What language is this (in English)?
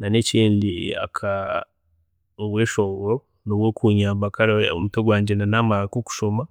Chiga